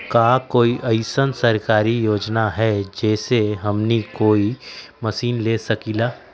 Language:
Magahi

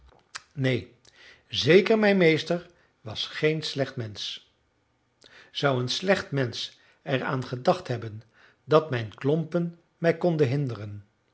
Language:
Dutch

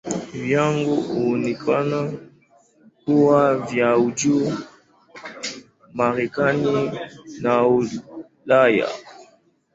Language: Swahili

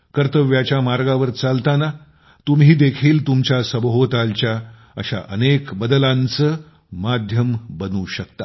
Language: Marathi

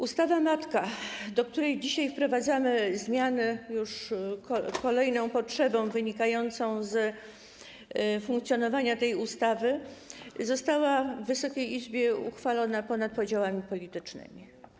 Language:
Polish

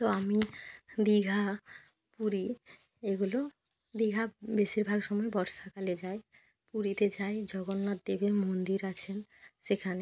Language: Bangla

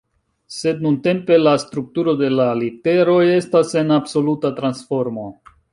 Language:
Esperanto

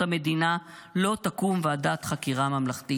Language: Hebrew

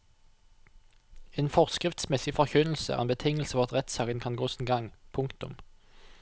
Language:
Norwegian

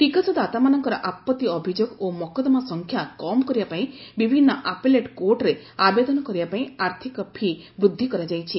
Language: Odia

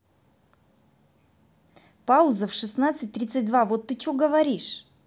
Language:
Russian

